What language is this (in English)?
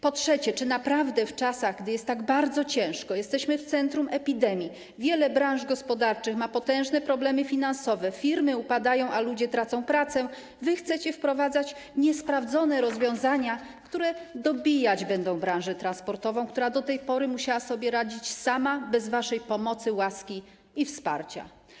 Polish